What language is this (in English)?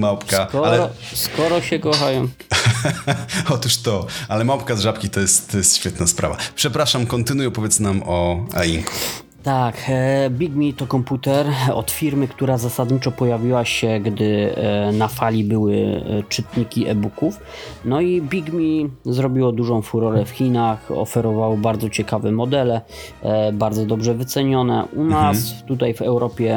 Polish